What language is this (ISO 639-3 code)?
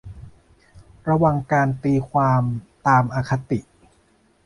tha